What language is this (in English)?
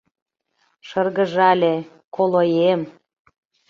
Mari